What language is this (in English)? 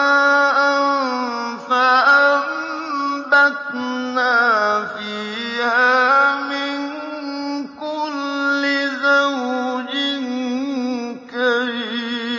Arabic